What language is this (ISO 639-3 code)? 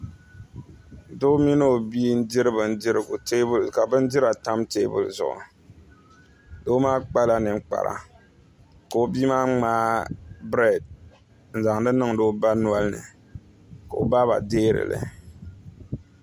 dag